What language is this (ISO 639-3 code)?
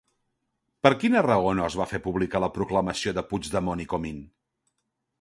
cat